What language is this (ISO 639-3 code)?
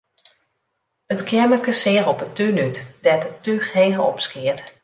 fry